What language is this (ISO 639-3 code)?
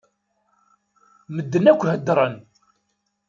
kab